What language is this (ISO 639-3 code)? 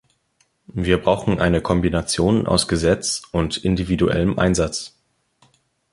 deu